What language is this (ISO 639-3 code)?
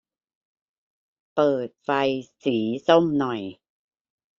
tha